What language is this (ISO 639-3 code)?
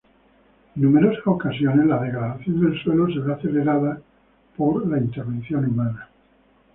spa